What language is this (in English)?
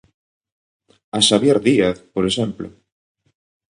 Galician